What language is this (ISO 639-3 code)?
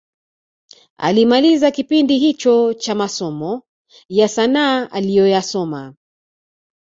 swa